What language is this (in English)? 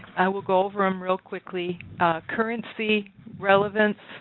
English